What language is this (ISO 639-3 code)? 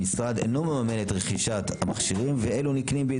heb